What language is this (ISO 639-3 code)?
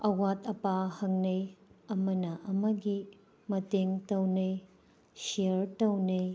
mni